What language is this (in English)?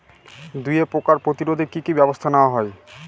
Bangla